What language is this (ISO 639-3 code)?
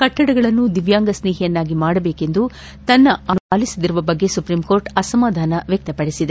kan